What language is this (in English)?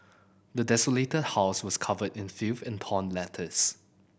English